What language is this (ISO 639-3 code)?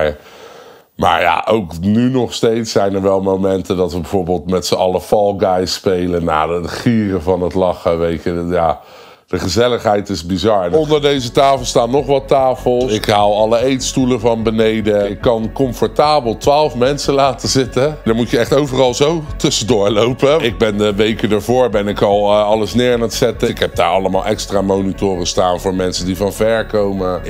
nld